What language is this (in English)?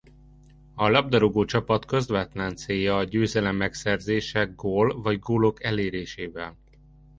Hungarian